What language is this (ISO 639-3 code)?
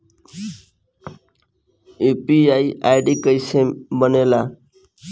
bho